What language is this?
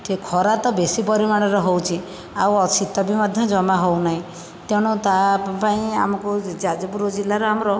Odia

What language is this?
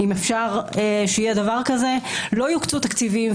Hebrew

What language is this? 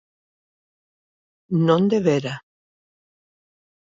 Galician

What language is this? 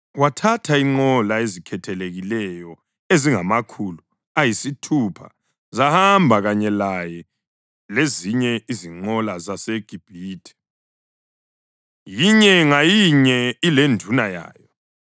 North Ndebele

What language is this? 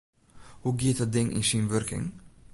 Western Frisian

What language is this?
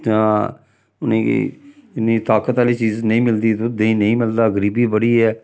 Dogri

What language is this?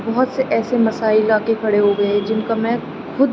Urdu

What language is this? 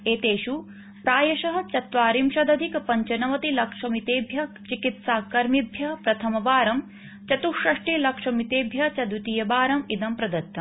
Sanskrit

